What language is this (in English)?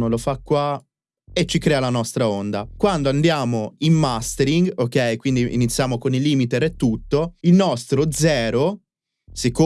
Italian